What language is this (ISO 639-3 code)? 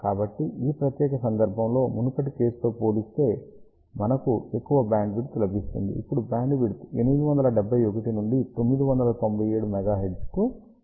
tel